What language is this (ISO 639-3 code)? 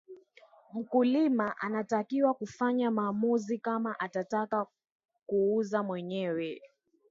swa